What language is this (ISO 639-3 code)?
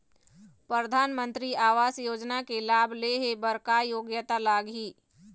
hne